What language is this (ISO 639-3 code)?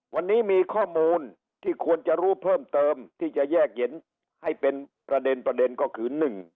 tha